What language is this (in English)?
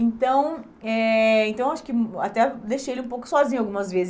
Portuguese